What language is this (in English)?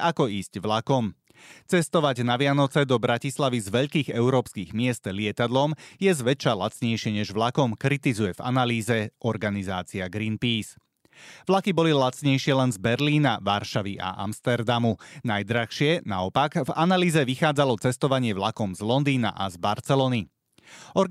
Slovak